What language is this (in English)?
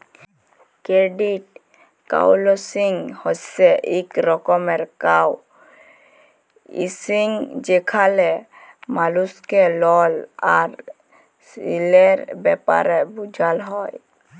Bangla